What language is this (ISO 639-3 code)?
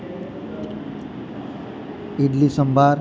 guj